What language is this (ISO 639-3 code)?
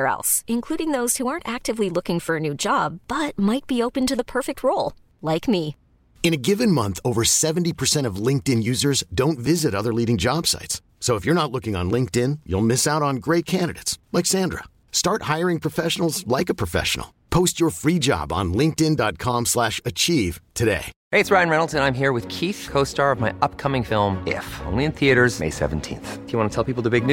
swe